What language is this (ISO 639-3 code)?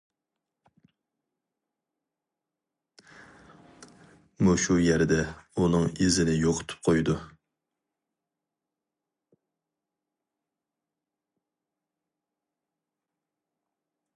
uig